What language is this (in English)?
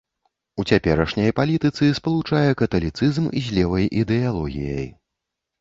Belarusian